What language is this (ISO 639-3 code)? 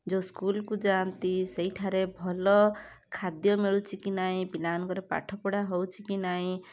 ori